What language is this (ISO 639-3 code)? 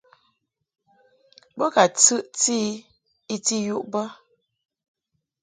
mhk